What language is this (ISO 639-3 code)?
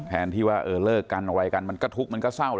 tha